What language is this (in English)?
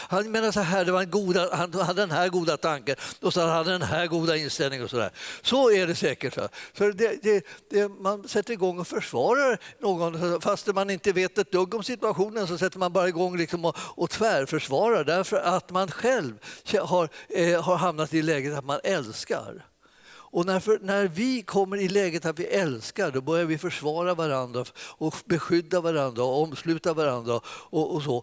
Swedish